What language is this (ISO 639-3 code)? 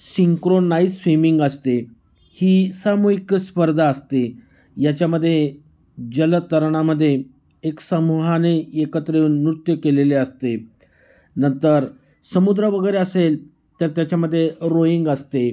mar